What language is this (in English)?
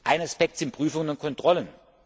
German